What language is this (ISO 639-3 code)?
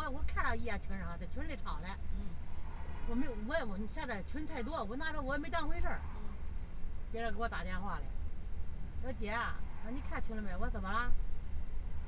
zho